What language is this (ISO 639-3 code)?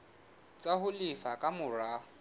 sot